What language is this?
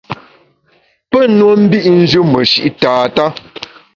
Bamun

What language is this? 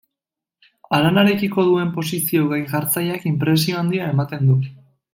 Basque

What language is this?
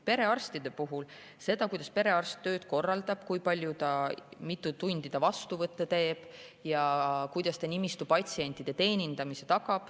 Estonian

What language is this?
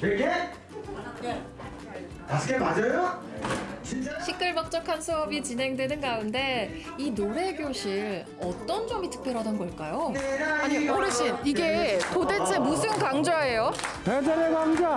Korean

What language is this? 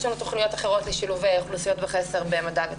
Hebrew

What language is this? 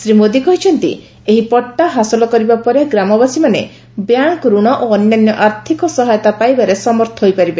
Odia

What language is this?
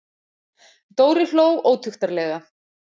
Icelandic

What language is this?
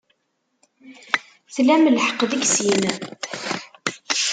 Kabyle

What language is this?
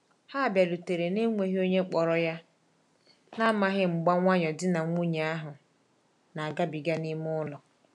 Igbo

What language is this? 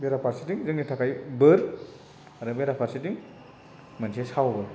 Bodo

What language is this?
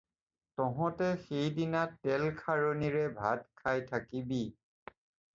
Assamese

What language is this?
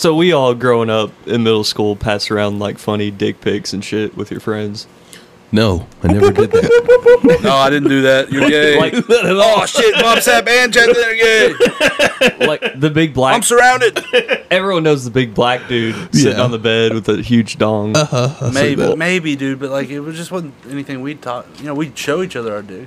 English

